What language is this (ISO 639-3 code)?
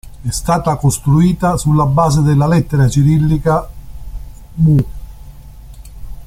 ita